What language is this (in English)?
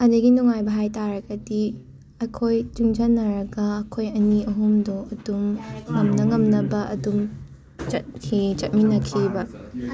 Manipuri